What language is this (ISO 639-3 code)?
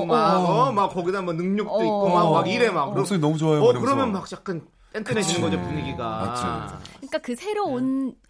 kor